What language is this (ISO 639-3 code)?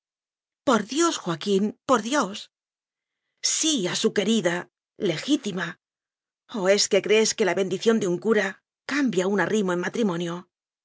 spa